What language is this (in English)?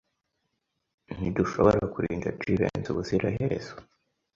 Kinyarwanda